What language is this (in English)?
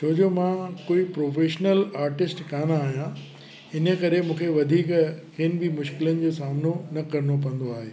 Sindhi